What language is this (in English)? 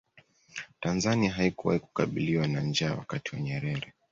Swahili